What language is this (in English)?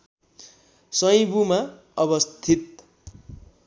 Nepali